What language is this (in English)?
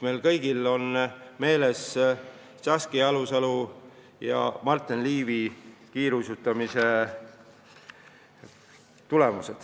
Estonian